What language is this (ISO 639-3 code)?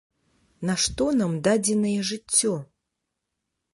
bel